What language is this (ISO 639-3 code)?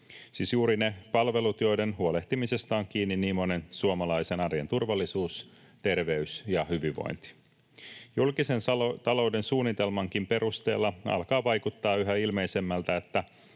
fin